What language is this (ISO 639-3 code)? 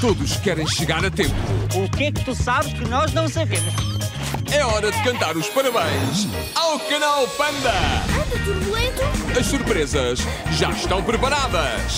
por